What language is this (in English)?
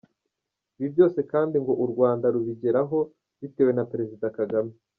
Kinyarwanda